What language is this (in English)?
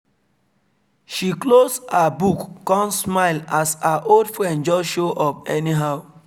Nigerian Pidgin